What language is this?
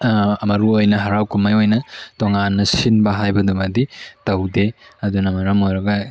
Manipuri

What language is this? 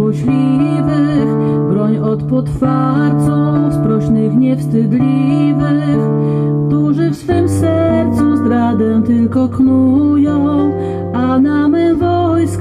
Polish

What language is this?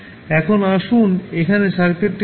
Bangla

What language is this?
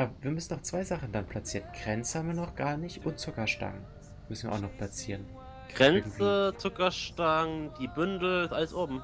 German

